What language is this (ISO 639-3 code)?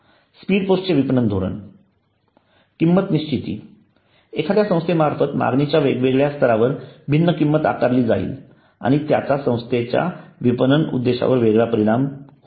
mar